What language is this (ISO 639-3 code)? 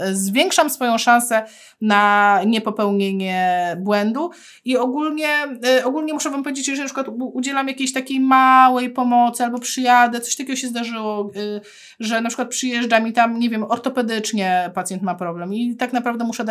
pol